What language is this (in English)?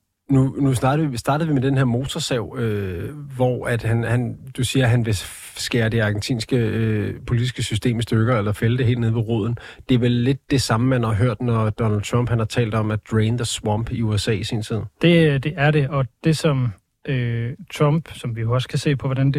Danish